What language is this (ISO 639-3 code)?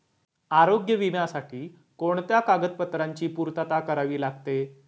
mar